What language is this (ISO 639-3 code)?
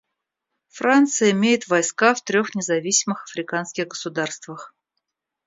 rus